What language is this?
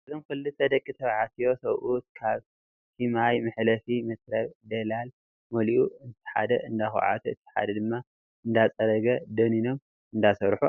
Tigrinya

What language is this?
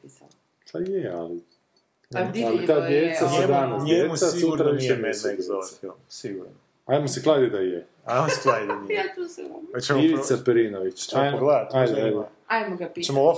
Croatian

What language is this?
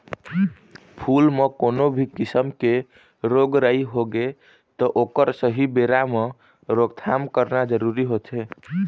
Chhattisgarhi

